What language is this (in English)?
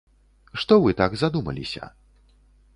Belarusian